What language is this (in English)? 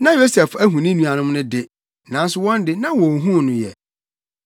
Akan